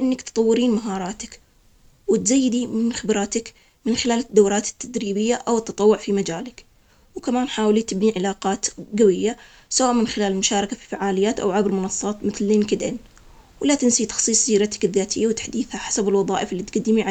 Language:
Omani Arabic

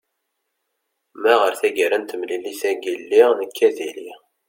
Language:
Kabyle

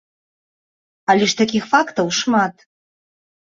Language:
Belarusian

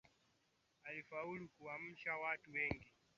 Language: Swahili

